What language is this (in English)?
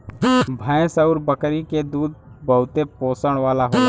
Bhojpuri